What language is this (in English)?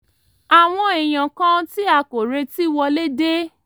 Yoruba